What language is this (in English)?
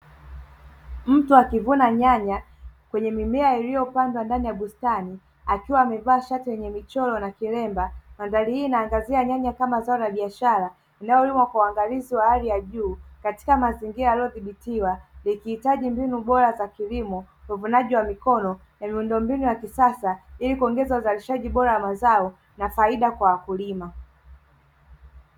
Swahili